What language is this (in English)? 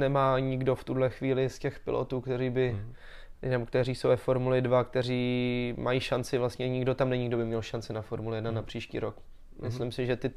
Czech